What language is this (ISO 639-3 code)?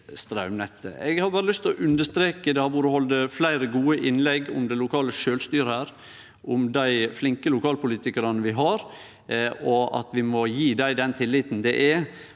nor